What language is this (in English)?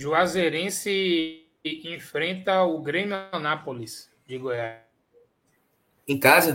Portuguese